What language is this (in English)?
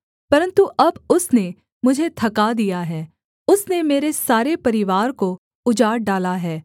Hindi